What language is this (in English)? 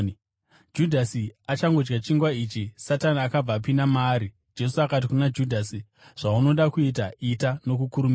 Shona